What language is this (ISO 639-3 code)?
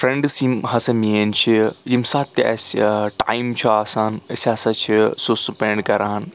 kas